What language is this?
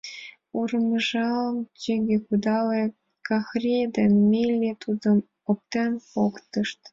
Mari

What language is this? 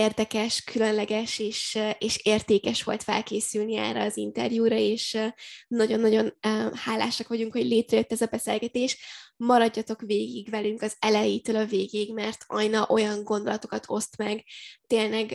Hungarian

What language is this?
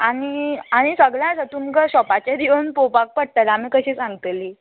Konkani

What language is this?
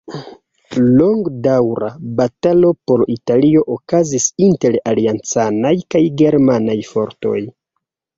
Esperanto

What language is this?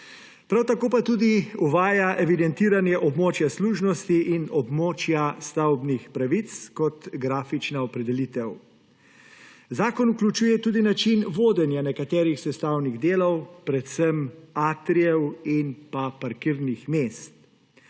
Slovenian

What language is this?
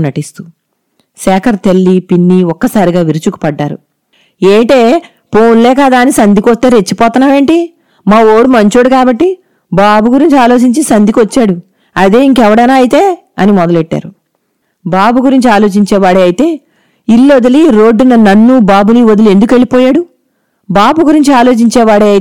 Telugu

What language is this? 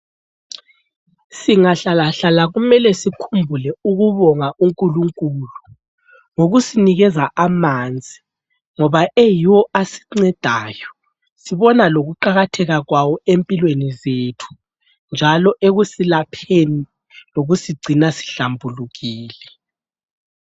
North Ndebele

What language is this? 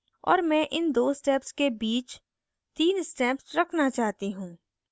Hindi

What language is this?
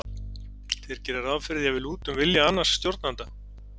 Icelandic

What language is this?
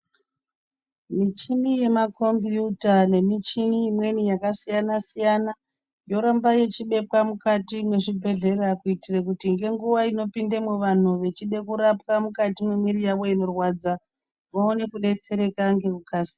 Ndau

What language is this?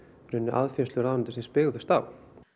Icelandic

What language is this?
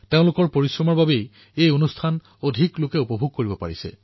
Assamese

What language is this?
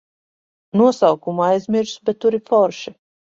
Latvian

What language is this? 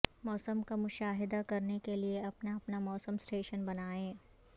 Urdu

